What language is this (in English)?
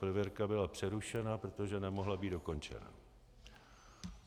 Czech